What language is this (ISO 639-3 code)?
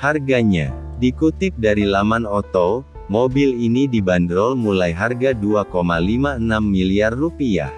ind